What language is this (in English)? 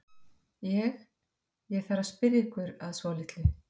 Icelandic